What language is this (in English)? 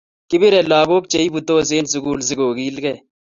Kalenjin